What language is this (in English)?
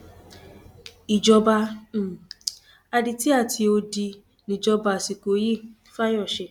Yoruba